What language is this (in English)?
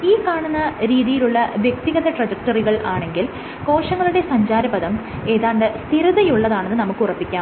Malayalam